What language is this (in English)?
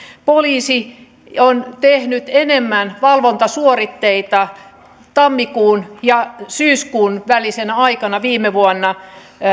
Finnish